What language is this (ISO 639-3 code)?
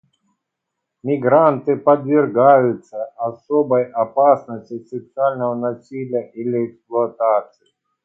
rus